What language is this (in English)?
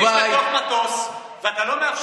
Hebrew